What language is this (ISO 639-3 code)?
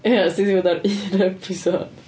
cym